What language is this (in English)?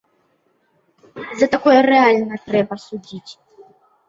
Belarusian